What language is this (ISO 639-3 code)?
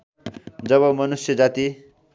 nep